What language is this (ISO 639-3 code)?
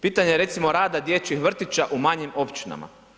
hrv